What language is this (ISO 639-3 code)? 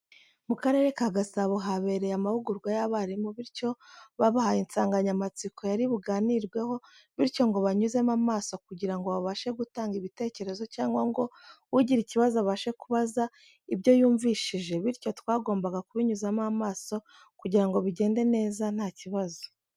kin